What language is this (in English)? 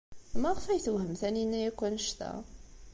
Kabyle